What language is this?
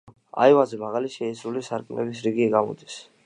Georgian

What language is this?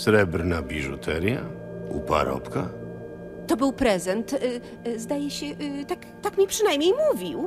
Polish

